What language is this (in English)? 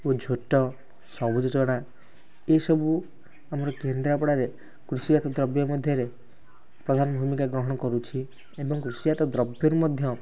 Odia